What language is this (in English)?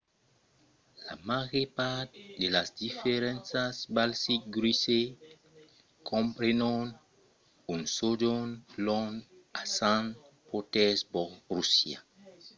Occitan